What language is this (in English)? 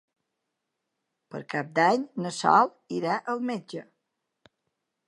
Catalan